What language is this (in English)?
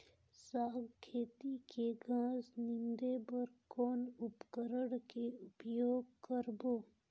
Chhattisgarhi